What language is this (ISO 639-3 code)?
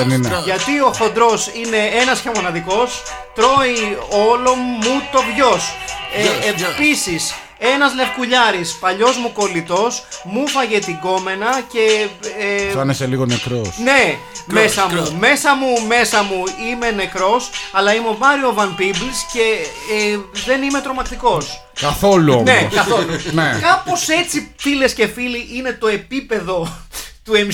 ell